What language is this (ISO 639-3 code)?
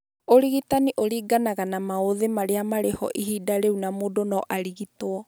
kik